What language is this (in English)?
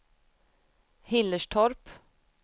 Swedish